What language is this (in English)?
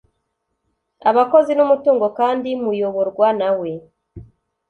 Kinyarwanda